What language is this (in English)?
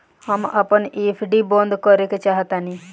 Bhojpuri